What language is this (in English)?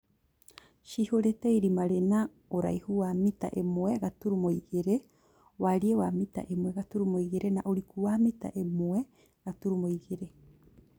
Kikuyu